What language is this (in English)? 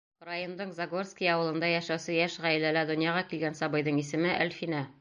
Bashkir